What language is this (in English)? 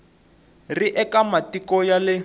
Tsonga